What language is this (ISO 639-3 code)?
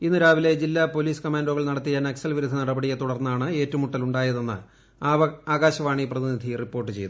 mal